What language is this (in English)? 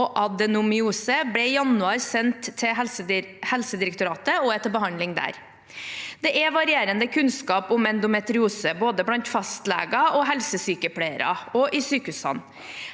Norwegian